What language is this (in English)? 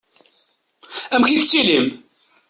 Kabyle